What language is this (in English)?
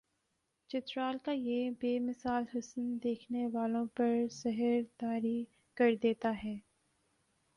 Urdu